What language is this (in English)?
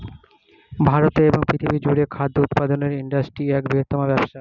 Bangla